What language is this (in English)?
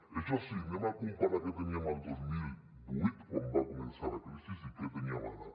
Catalan